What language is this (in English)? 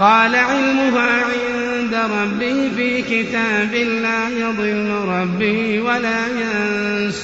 Arabic